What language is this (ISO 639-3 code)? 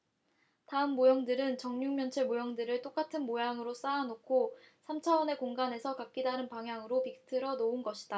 kor